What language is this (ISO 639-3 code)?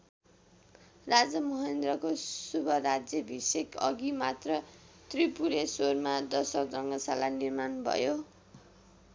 nep